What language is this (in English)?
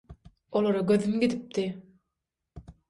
Turkmen